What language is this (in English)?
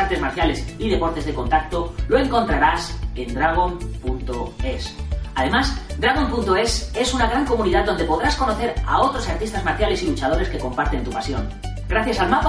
Spanish